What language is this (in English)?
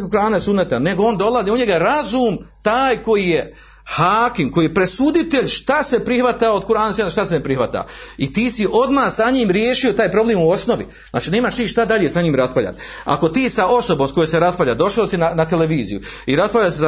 Croatian